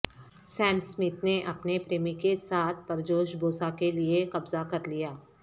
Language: Urdu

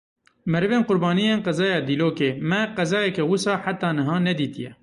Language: Kurdish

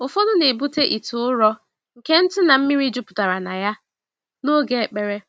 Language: Igbo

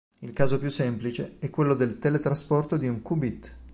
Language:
Italian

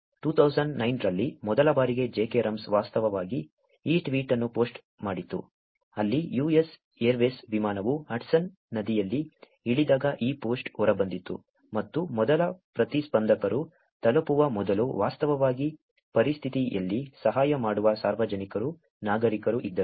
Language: Kannada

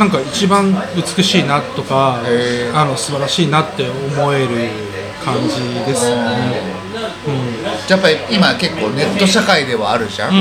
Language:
Japanese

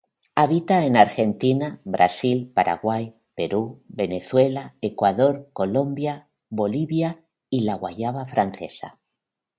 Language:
Spanish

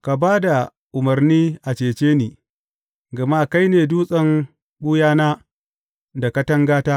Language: Hausa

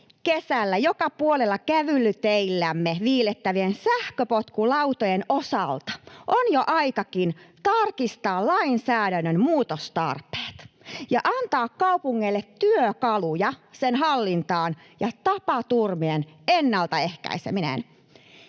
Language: Finnish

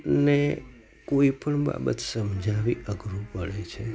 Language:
Gujarati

